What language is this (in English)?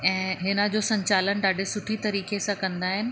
Sindhi